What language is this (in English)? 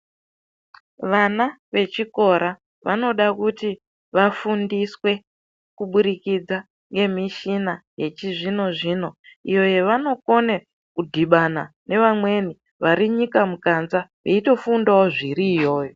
Ndau